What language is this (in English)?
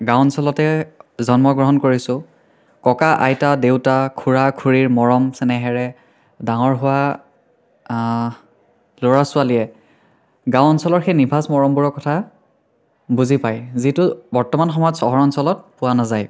Assamese